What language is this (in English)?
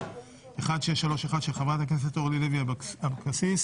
Hebrew